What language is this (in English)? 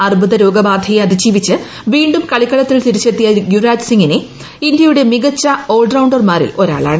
Malayalam